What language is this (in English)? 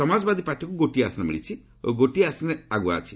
Odia